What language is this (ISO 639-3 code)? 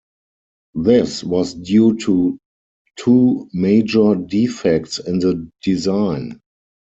eng